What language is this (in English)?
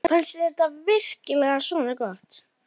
Icelandic